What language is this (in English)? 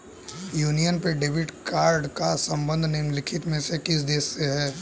Hindi